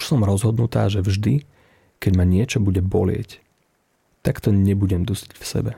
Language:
Slovak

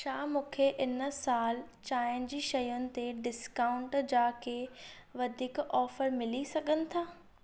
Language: Sindhi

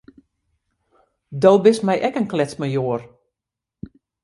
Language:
Western Frisian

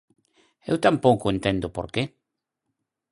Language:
Galician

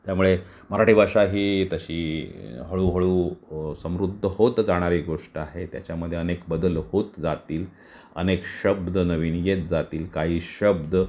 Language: Marathi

